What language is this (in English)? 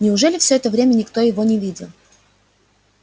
Russian